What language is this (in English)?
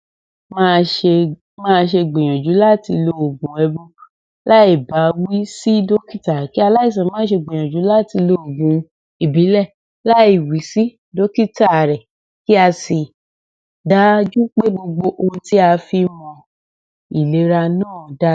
Yoruba